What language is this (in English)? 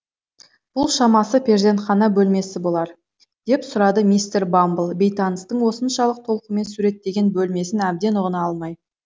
Kazakh